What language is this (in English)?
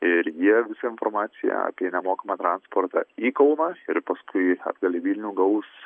Lithuanian